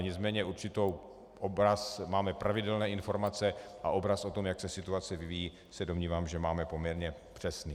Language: Czech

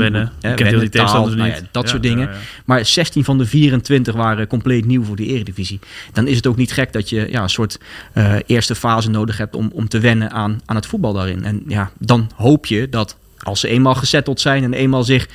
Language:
Dutch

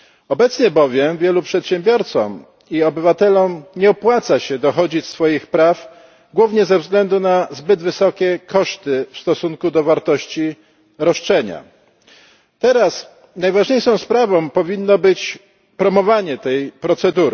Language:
Polish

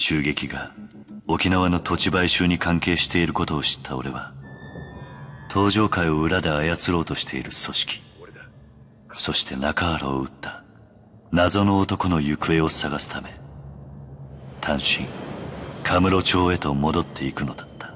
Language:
Japanese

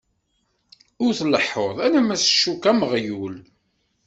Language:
Kabyle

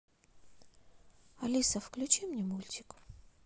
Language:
Russian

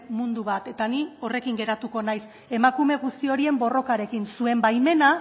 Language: Basque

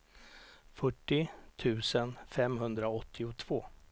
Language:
Swedish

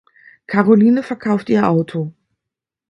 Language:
German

